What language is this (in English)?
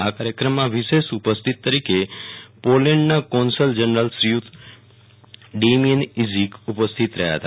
Gujarati